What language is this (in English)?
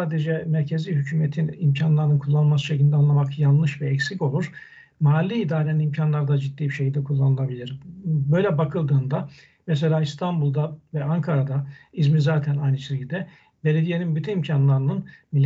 Turkish